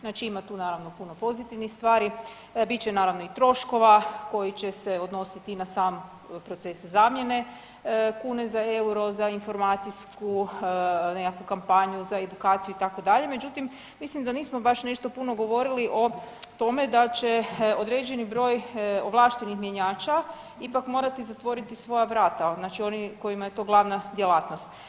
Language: Croatian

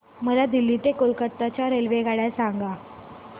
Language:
Marathi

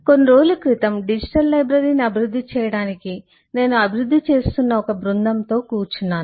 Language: Telugu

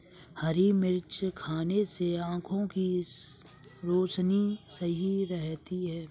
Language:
Hindi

